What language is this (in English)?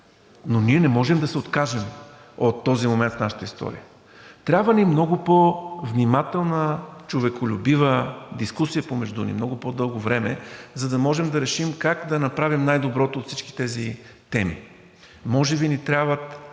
Bulgarian